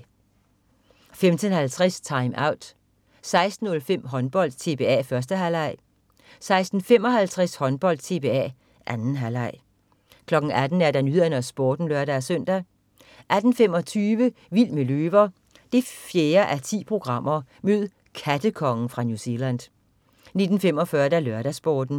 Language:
Danish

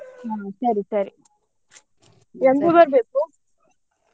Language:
Kannada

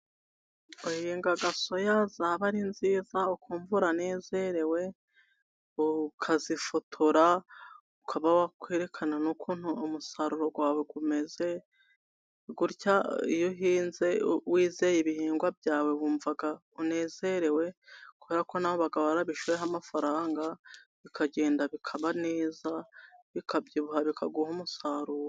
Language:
Kinyarwanda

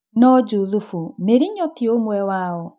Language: Kikuyu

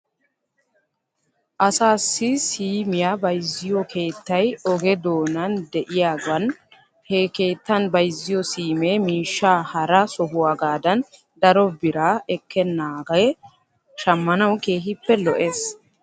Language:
Wolaytta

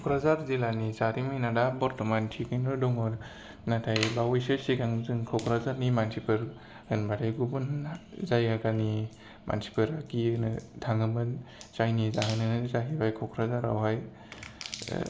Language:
Bodo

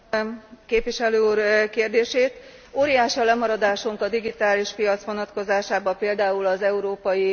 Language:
Hungarian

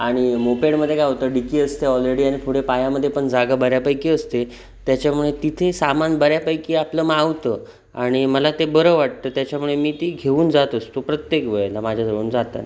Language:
Marathi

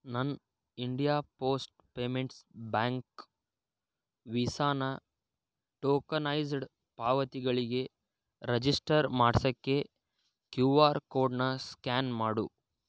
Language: Kannada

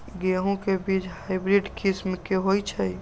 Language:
Magahi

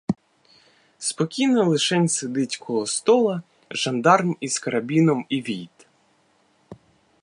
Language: Ukrainian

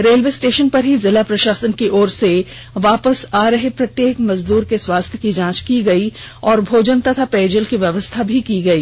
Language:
Hindi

